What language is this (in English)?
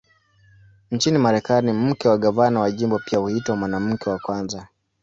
Swahili